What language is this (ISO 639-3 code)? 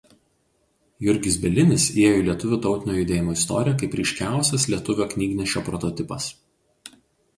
lit